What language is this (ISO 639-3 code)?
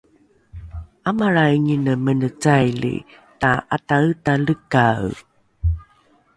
dru